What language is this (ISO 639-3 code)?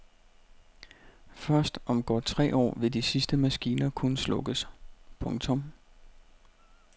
dan